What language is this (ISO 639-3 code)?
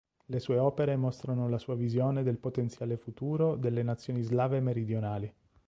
ita